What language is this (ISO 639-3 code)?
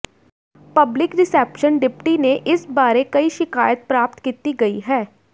pan